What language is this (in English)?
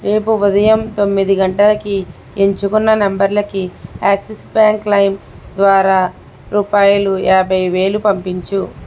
Telugu